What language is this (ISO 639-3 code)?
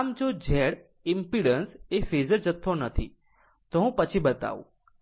guj